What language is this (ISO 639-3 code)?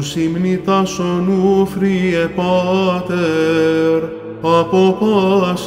ell